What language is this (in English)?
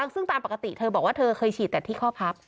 Thai